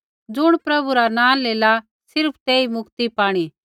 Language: Kullu Pahari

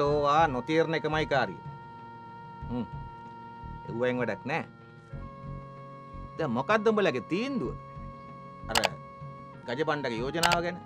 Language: Italian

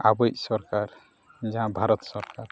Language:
Santali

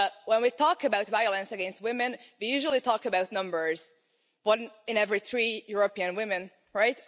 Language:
English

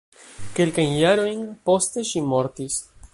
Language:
Esperanto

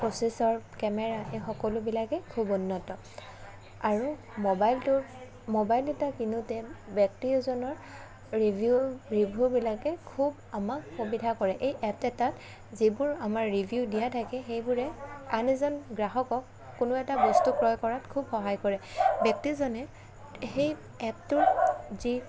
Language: Assamese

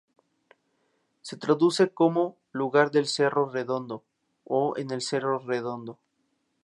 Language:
Spanish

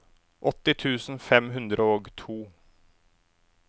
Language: Norwegian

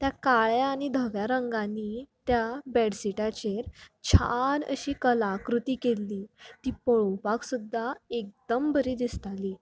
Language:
Konkani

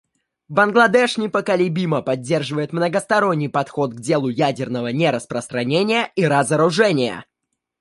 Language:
Russian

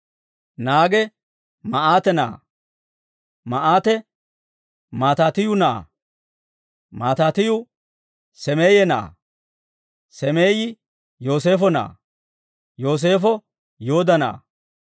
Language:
Dawro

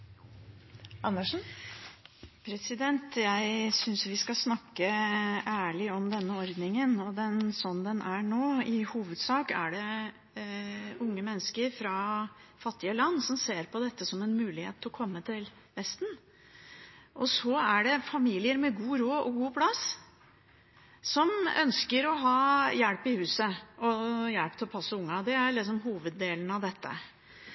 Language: Norwegian Bokmål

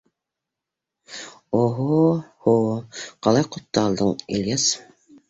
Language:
Bashkir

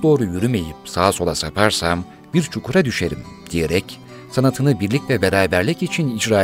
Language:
Turkish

